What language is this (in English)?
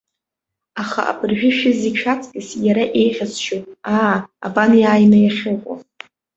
Abkhazian